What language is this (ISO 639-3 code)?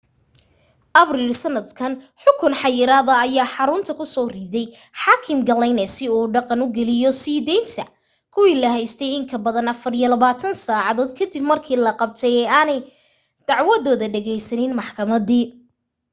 som